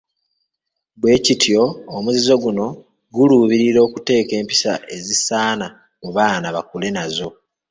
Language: Ganda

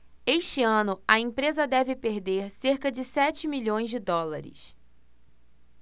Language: Portuguese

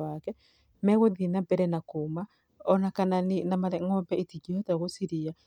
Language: Kikuyu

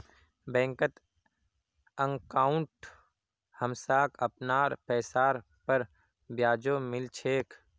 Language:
Magahi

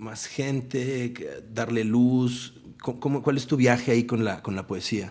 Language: Spanish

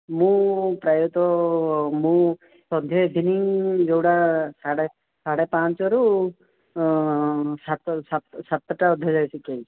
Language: Odia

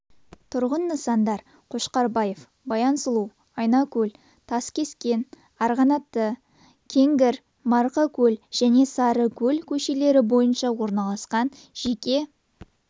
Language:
Kazakh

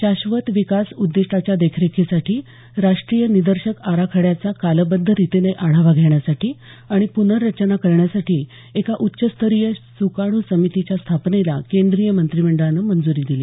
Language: Marathi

